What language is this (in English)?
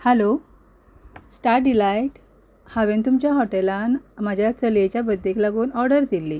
Konkani